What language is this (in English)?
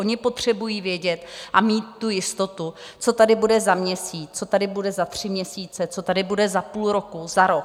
Czech